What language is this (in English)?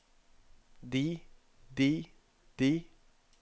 Norwegian